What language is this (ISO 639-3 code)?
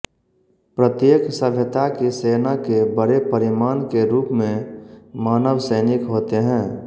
hin